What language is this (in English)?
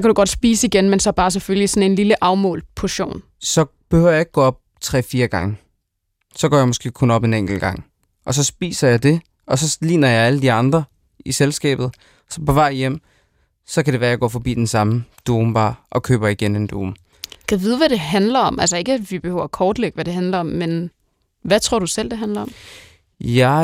Danish